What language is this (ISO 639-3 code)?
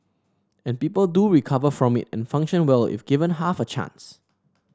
eng